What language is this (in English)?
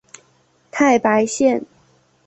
Chinese